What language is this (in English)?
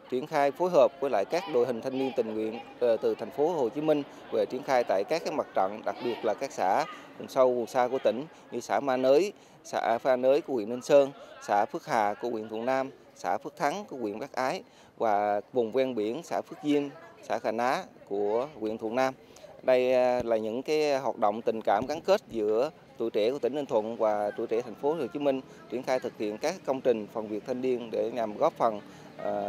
Vietnamese